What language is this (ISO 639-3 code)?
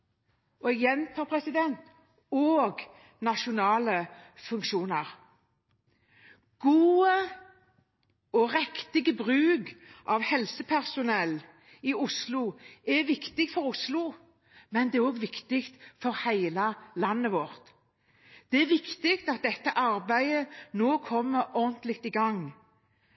nob